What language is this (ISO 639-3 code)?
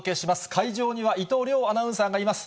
jpn